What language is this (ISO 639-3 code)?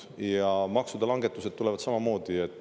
est